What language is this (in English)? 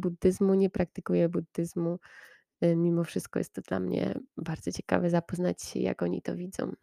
Polish